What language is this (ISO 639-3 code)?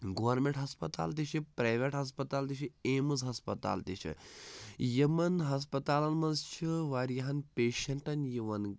kas